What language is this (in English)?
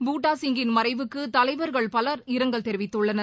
Tamil